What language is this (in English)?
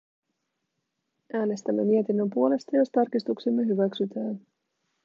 Finnish